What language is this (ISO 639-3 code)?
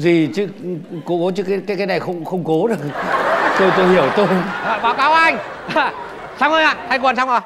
vie